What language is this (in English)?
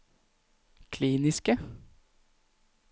Norwegian